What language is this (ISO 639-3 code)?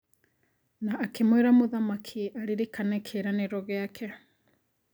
kik